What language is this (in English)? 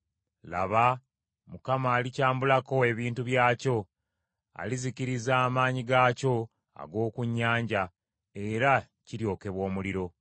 Ganda